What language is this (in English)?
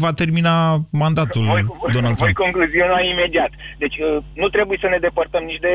Romanian